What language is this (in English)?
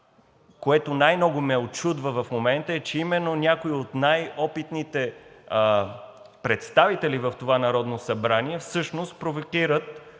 Bulgarian